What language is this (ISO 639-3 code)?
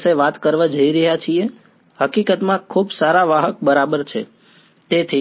guj